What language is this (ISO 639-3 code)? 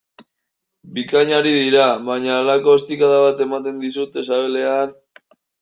eus